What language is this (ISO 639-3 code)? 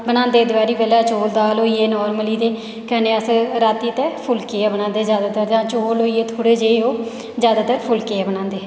doi